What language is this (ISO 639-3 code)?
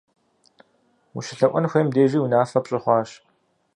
kbd